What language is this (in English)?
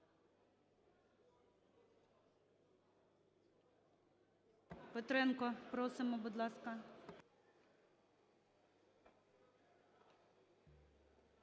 Ukrainian